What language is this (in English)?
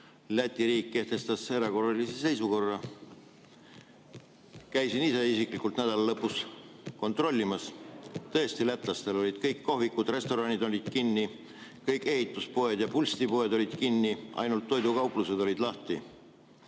Estonian